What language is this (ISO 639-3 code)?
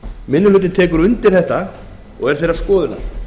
isl